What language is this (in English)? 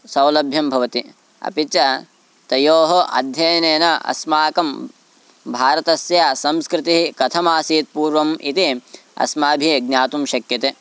Sanskrit